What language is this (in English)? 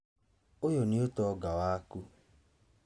Kikuyu